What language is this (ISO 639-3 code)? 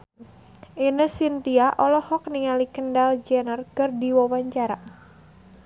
sun